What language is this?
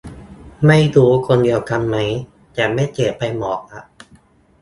Thai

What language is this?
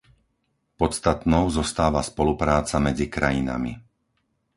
Slovak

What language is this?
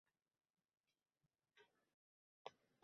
Uzbek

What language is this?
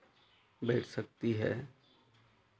Hindi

